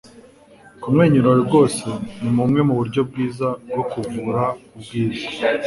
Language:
Kinyarwanda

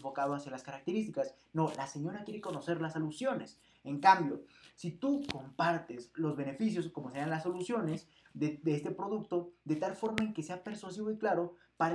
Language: Spanish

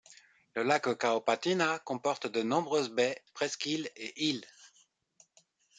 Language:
French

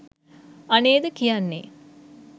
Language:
Sinhala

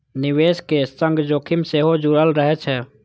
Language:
Maithili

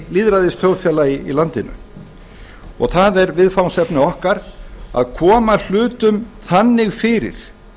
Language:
Icelandic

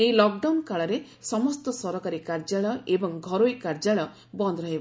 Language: Odia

